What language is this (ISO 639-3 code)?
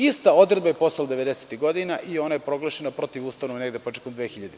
srp